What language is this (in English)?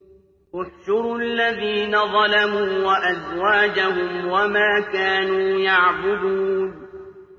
Arabic